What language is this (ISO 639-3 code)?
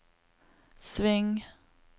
nor